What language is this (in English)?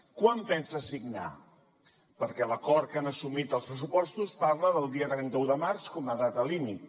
Catalan